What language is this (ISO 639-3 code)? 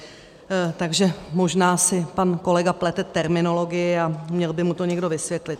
ces